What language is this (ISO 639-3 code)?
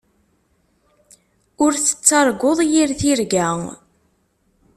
kab